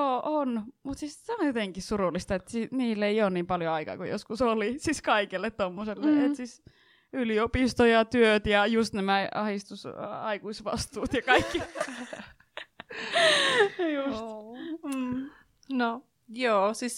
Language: Finnish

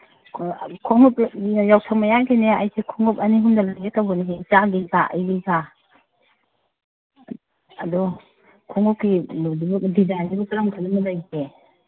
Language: Manipuri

